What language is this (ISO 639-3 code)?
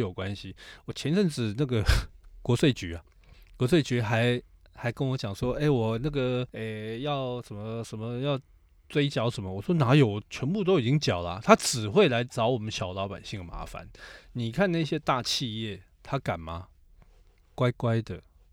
zho